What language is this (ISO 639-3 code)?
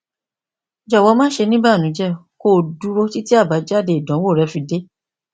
yor